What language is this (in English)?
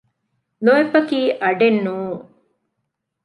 Divehi